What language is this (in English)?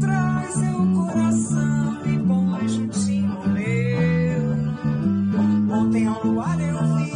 Spanish